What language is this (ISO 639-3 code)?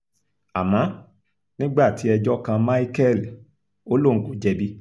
yor